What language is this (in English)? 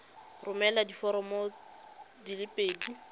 Tswana